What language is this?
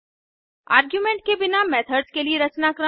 Hindi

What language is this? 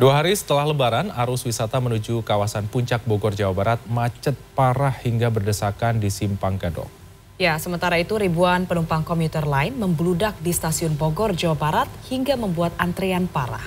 Indonesian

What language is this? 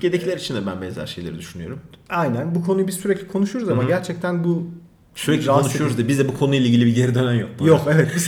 Turkish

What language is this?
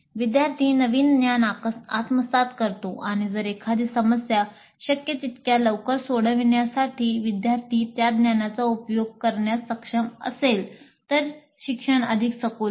Marathi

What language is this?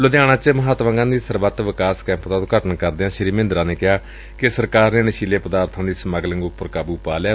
Punjabi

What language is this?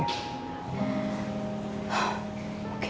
Indonesian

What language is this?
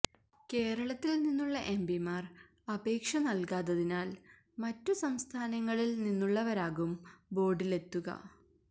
Malayalam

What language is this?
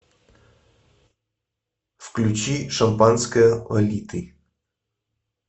Russian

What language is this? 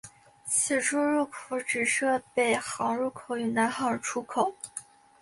Chinese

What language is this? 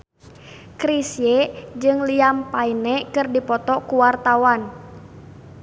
Sundanese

